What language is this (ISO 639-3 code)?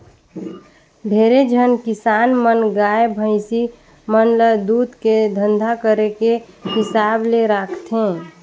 hne